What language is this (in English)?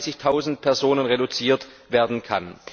German